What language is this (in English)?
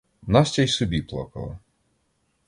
Ukrainian